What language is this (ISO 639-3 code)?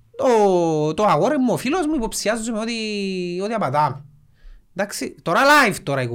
ell